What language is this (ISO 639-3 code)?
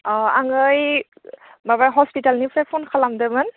brx